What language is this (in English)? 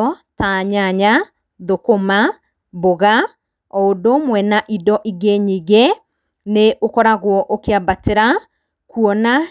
Kikuyu